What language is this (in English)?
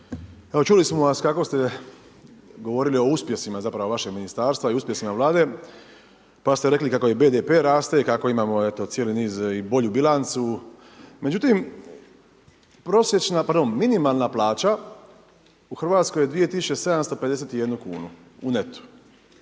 Croatian